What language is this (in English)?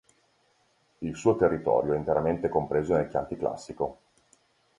Italian